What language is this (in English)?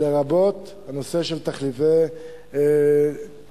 Hebrew